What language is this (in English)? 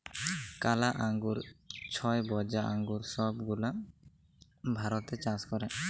Bangla